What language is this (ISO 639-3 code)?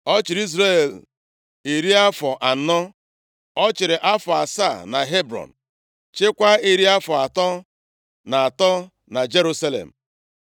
ibo